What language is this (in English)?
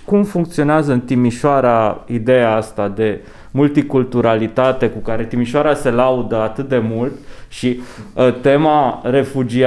Romanian